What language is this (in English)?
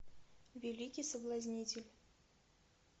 Russian